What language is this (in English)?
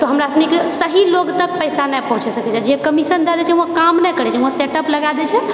Maithili